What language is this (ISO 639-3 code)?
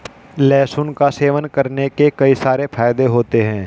hin